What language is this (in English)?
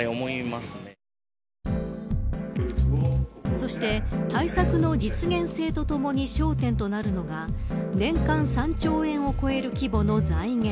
Japanese